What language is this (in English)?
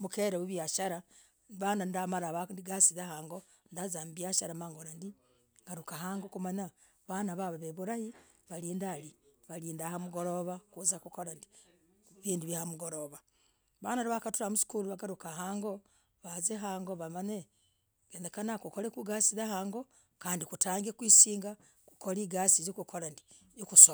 Logooli